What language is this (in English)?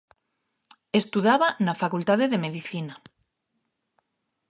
Galician